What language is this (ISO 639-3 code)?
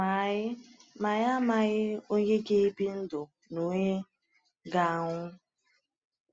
ibo